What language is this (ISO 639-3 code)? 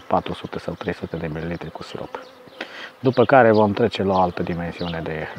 ron